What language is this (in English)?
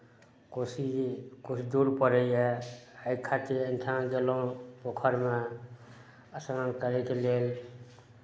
Maithili